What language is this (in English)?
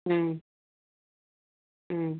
Manipuri